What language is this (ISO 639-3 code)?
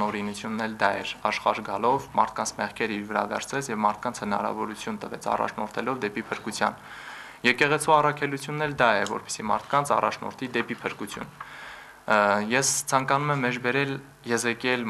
tur